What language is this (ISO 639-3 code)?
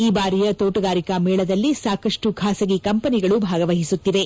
kan